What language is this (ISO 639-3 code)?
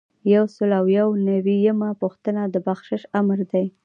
pus